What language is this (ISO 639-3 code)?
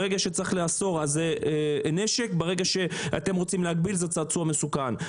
heb